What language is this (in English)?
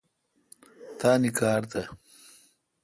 Kalkoti